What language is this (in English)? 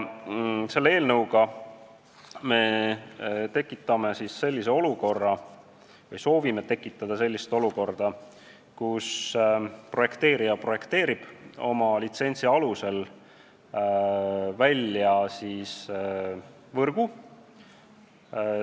Estonian